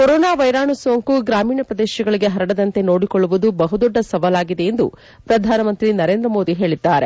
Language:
Kannada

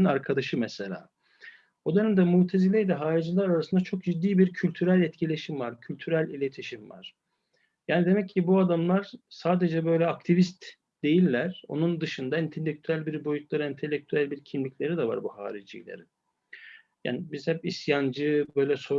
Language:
Turkish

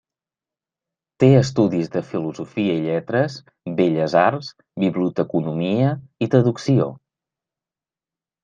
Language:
Catalan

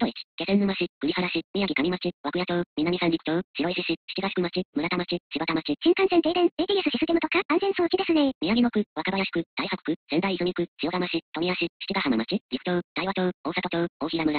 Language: Japanese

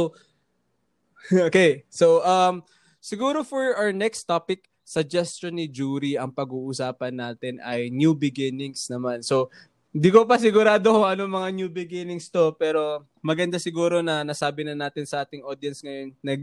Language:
Filipino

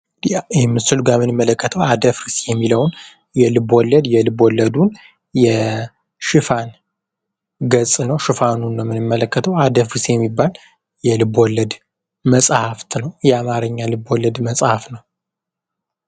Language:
Amharic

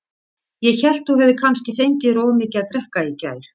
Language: Icelandic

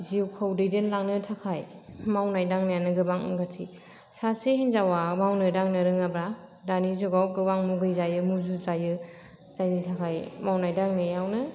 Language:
Bodo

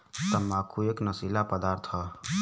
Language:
Bhojpuri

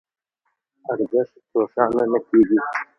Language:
Pashto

